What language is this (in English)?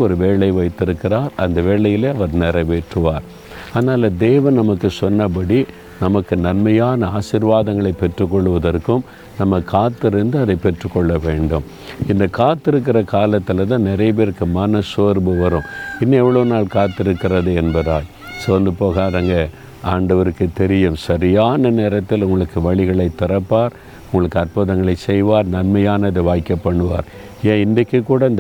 Tamil